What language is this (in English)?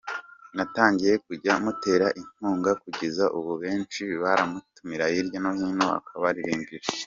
Kinyarwanda